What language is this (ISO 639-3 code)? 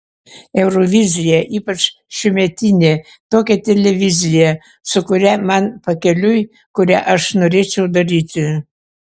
lit